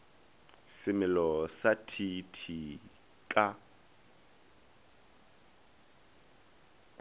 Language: Northern Sotho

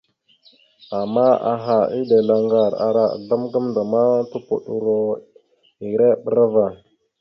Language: Mada (Cameroon)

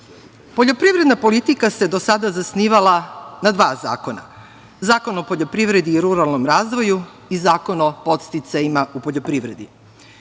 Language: Serbian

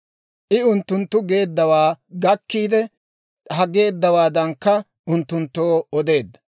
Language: Dawro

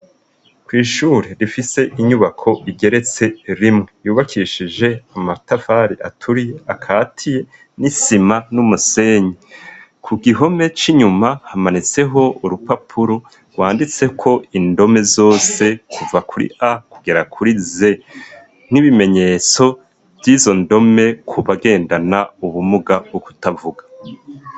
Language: Rundi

